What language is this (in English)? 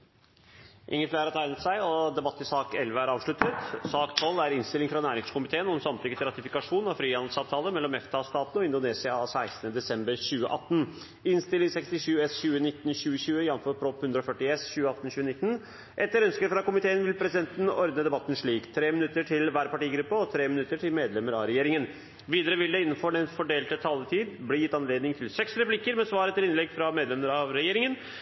Norwegian